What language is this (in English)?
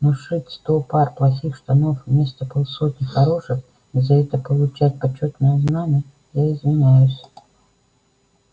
Russian